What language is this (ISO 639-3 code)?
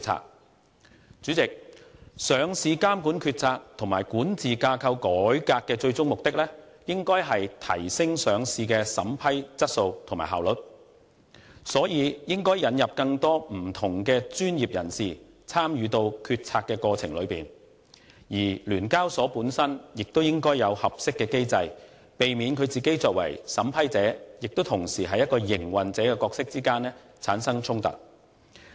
yue